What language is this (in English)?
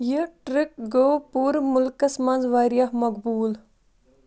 Kashmiri